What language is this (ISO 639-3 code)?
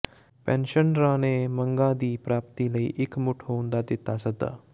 pan